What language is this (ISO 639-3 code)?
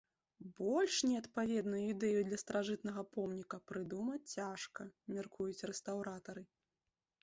bel